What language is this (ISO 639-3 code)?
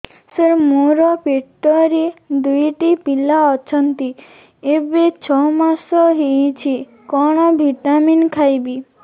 ori